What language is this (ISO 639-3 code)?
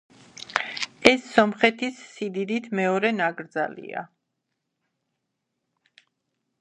kat